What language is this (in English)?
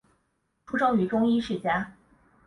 Chinese